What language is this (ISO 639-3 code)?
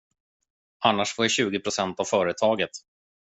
swe